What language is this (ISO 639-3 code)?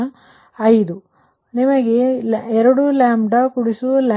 kan